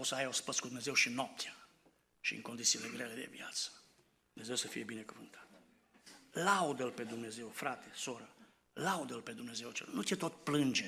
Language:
Romanian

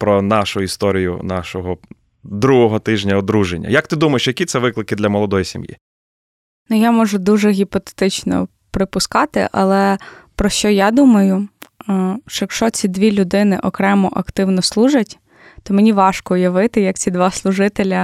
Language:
Ukrainian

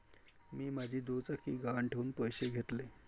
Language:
Marathi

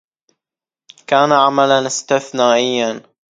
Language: Arabic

